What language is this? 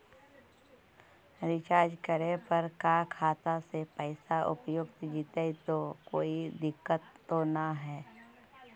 Magahi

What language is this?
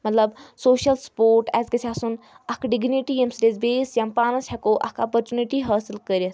Kashmiri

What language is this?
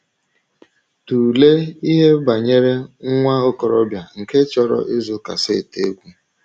Igbo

